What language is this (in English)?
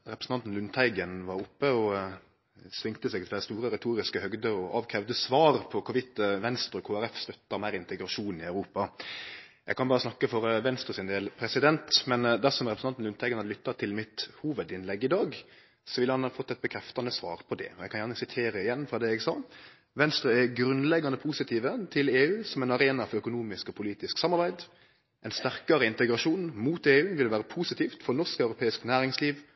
Norwegian Nynorsk